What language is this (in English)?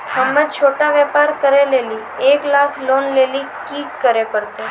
Maithili